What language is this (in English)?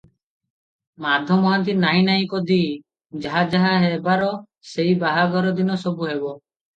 Odia